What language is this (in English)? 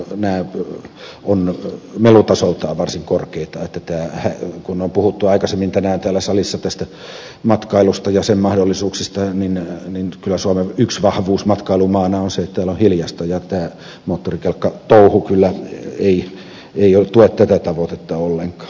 Finnish